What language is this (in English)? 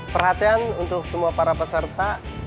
Indonesian